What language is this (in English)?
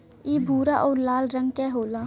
Bhojpuri